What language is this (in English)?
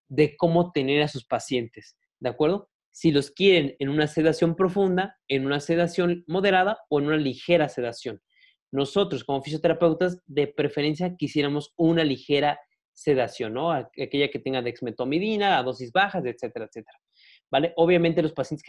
Spanish